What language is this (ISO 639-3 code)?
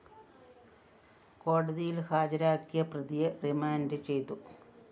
mal